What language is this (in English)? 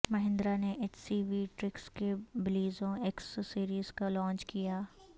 Urdu